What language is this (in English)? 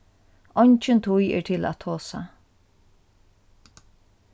Faroese